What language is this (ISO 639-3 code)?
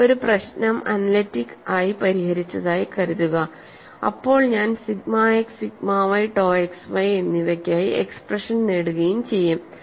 mal